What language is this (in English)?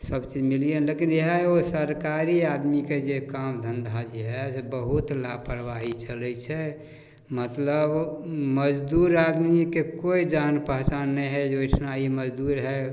Maithili